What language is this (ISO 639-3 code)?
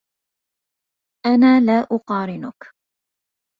ara